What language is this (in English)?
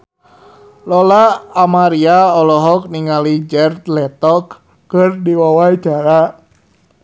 Sundanese